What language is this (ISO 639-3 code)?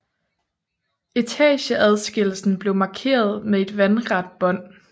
dan